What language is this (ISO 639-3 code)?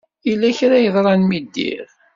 kab